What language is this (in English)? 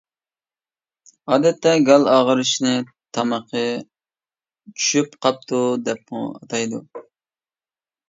Uyghur